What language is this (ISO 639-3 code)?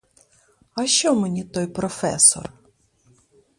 ukr